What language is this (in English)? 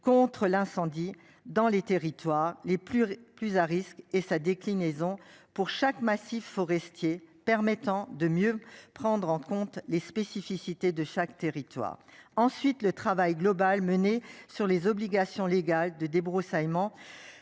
French